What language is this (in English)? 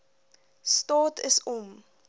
Afrikaans